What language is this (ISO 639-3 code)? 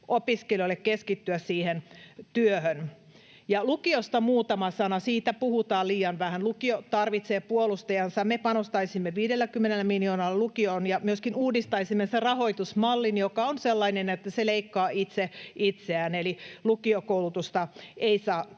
fin